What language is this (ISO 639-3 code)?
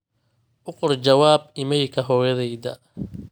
som